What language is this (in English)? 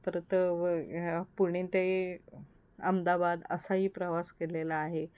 Marathi